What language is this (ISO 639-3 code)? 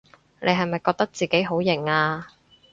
yue